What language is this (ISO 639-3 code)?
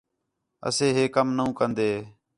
xhe